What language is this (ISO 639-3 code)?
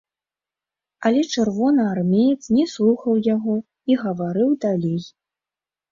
bel